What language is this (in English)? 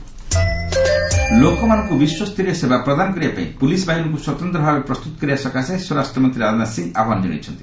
Odia